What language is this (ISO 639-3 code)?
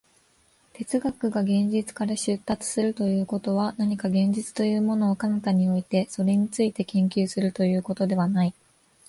jpn